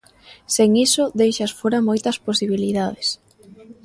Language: Galician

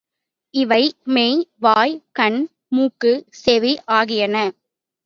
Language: Tamil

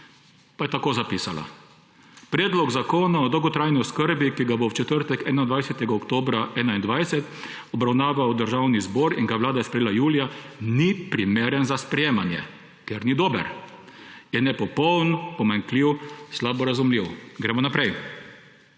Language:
Slovenian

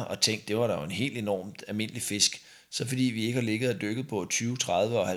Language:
Danish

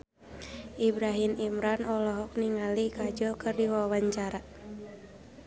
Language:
Sundanese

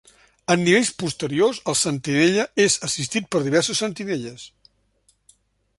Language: Catalan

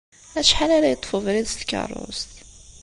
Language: Kabyle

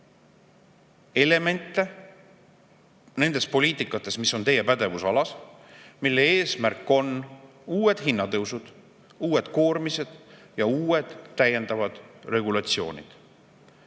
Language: Estonian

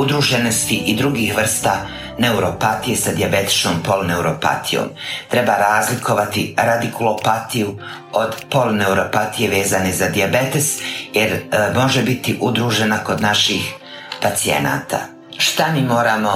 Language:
Croatian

